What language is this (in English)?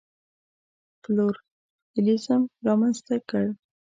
Pashto